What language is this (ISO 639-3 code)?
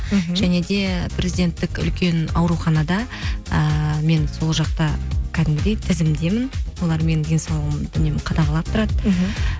kaz